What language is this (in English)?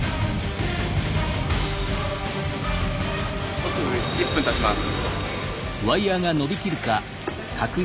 Japanese